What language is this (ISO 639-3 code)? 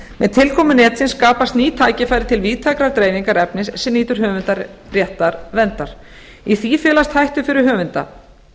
isl